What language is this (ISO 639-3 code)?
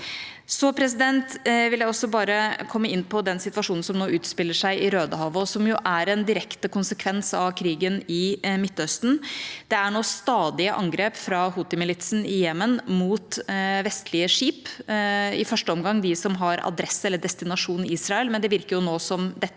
nor